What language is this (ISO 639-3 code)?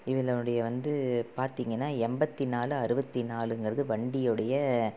tam